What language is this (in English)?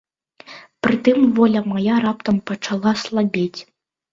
Belarusian